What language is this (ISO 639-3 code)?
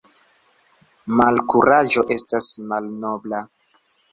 epo